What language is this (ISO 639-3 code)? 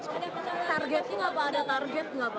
ind